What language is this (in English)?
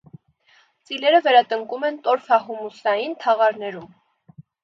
Armenian